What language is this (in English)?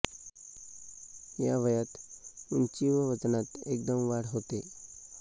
Marathi